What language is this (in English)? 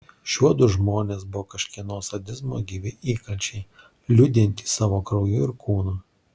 Lithuanian